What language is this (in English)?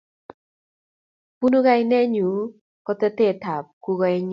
Kalenjin